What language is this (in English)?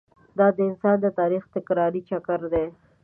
Pashto